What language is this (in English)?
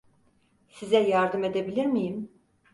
Turkish